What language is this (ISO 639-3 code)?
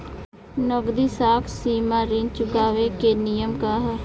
bho